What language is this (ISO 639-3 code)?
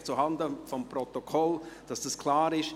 gsw